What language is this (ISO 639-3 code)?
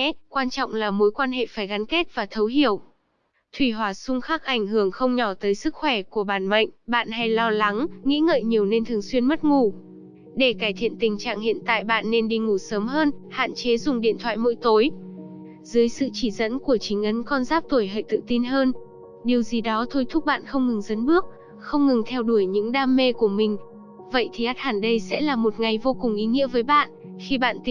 vie